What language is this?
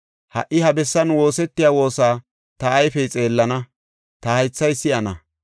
Gofa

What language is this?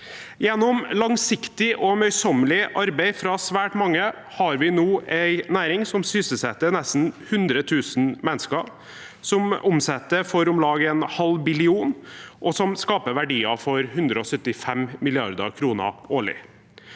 Norwegian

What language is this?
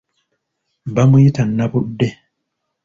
Ganda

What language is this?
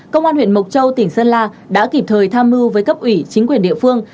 Vietnamese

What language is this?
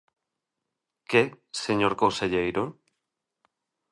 Galician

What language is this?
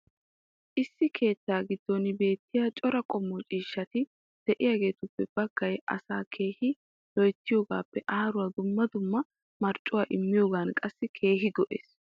Wolaytta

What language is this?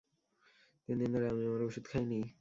Bangla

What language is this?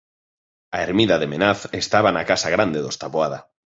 Galician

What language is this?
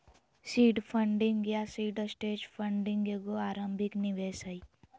Magahi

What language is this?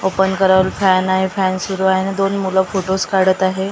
Marathi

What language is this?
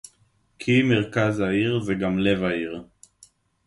Hebrew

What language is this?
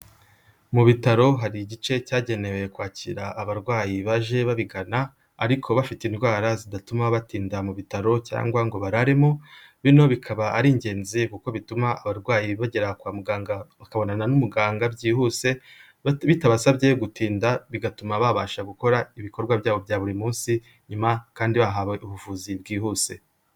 Kinyarwanda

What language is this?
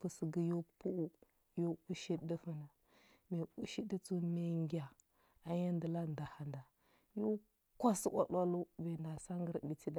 Huba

